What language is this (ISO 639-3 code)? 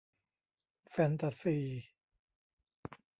tha